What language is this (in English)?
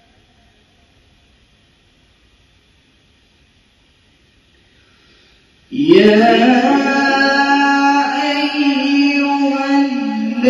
Arabic